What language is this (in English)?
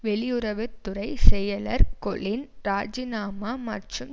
Tamil